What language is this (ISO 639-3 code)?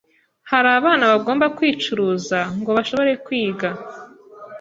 kin